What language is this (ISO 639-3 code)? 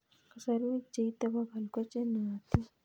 kln